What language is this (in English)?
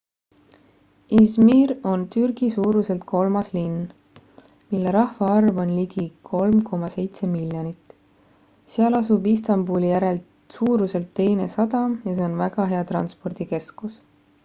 Estonian